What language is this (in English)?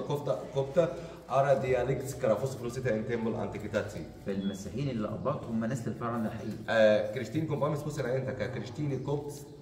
Arabic